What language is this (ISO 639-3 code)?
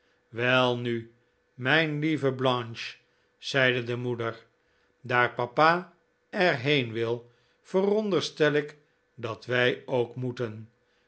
nld